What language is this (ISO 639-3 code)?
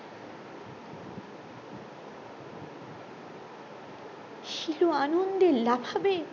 ben